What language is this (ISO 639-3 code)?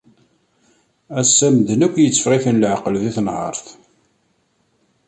kab